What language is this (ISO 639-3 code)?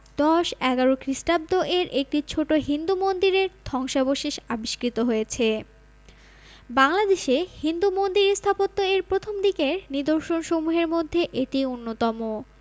ben